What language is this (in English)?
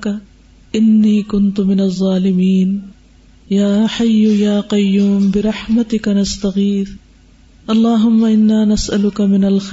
Urdu